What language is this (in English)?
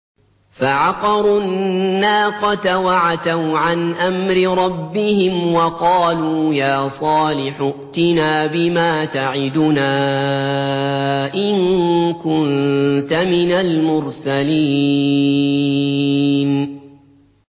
Arabic